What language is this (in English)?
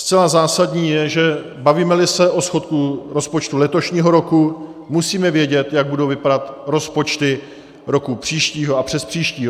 Czech